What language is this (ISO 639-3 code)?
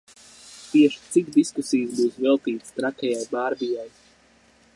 lav